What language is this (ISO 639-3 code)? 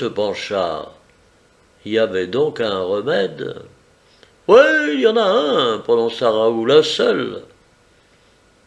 fra